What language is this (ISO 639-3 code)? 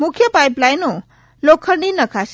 guj